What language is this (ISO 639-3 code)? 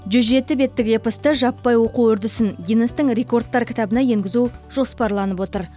kaz